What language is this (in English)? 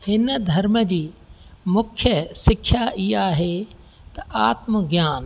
Sindhi